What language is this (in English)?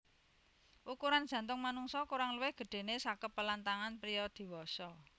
Javanese